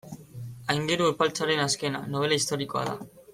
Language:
Basque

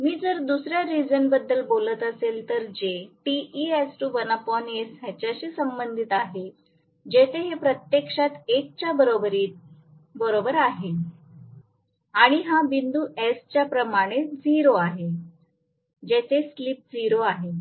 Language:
Marathi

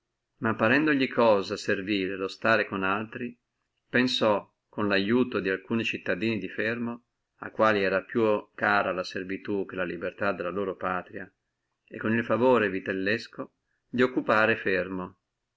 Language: Italian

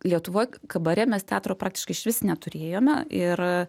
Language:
Lithuanian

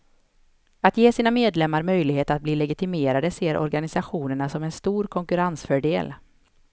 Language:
Swedish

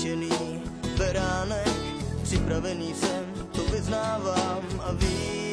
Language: Slovak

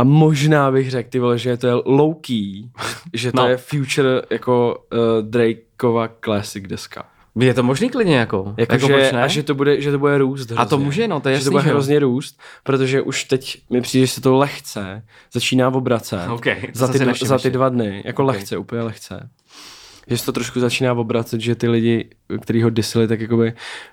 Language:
Czech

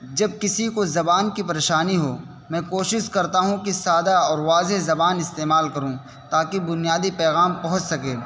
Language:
Urdu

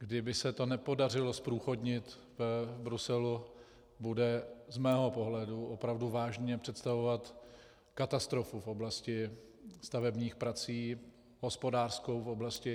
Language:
Czech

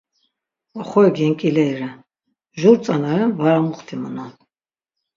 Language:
Laz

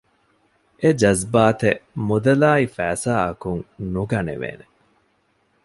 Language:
Divehi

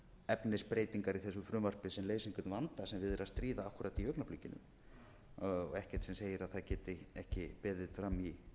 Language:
Icelandic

